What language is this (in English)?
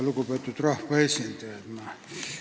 Estonian